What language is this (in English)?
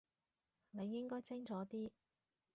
Cantonese